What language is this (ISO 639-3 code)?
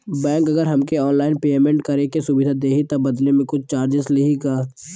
bho